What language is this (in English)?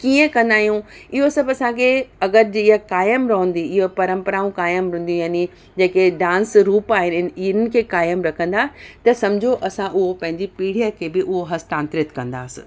Sindhi